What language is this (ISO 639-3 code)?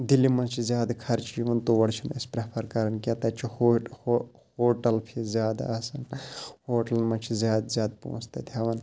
kas